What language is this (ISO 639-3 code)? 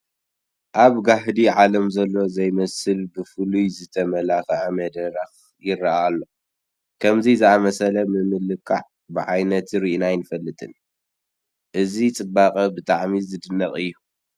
tir